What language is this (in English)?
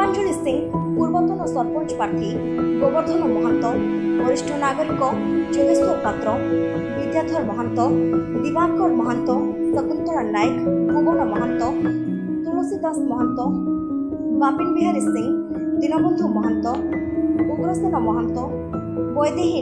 Romanian